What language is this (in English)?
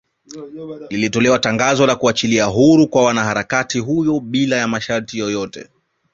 Swahili